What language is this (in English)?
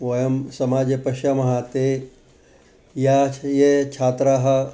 Sanskrit